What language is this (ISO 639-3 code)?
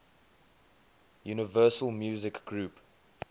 eng